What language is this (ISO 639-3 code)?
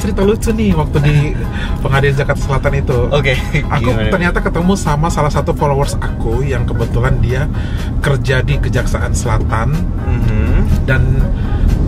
ind